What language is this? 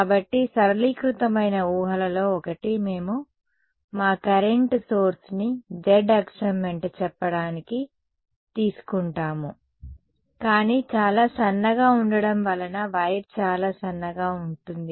Telugu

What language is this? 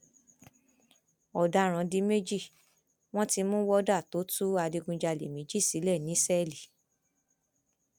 Yoruba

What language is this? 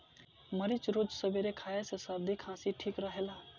Bhojpuri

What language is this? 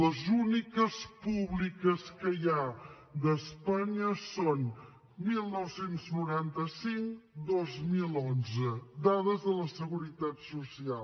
Catalan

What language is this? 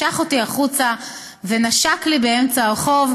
Hebrew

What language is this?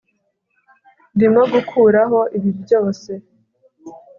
Kinyarwanda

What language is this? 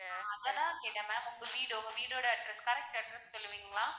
Tamil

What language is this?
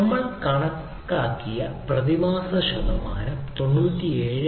Malayalam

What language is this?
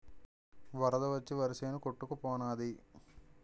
Telugu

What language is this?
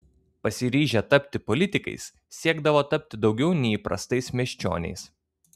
Lithuanian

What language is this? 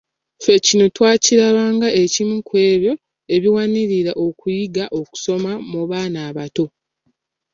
Ganda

